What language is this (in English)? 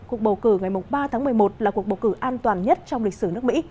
Vietnamese